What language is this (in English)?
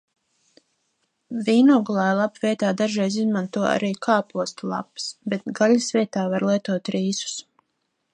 Latvian